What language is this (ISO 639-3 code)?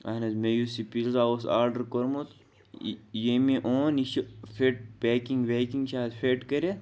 kas